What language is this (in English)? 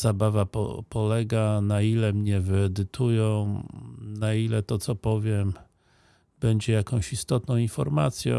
Polish